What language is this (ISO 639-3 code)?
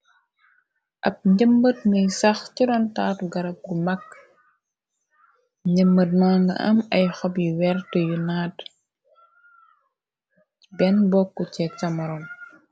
wol